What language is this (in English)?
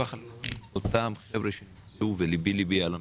Hebrew